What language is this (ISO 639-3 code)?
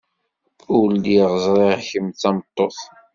kab